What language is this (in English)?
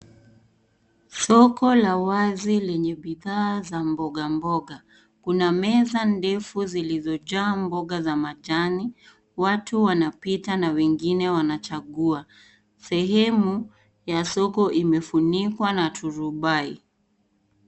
Swahili